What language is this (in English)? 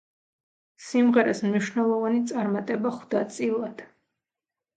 Georgian